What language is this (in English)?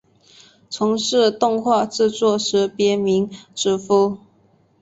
Chinese